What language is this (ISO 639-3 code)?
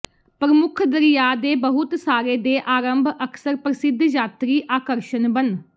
pan